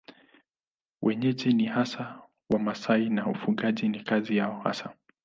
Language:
Swahili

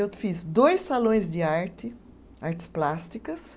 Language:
Portuguese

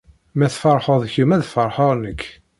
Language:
Kabyle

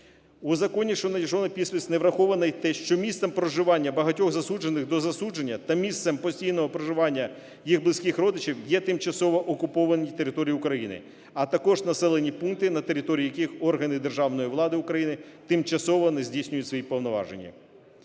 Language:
Ukrainian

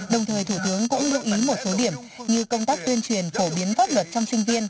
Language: Vietnamese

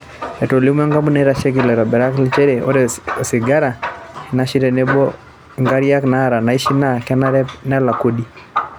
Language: Masai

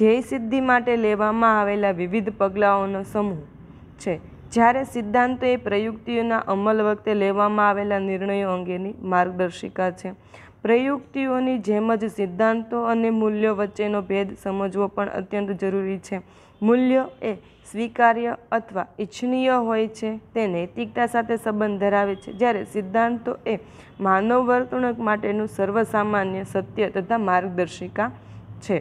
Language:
Gujarati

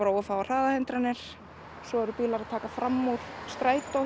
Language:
Icelandic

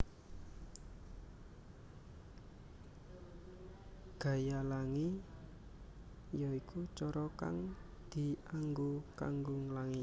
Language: Javanese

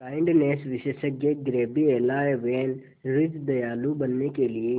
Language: Hindi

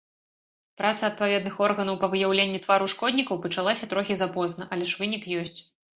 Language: Belarusian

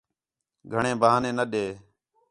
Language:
Khetrani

